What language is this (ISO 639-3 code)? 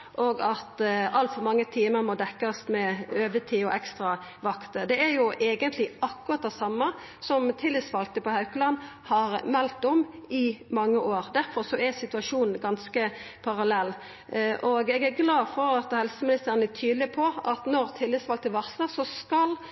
nno